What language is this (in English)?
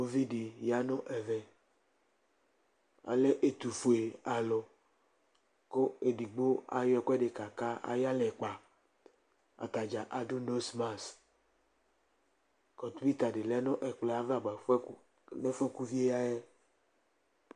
Ikposo